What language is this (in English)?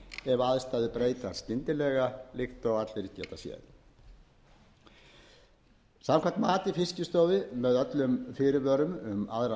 Icelandic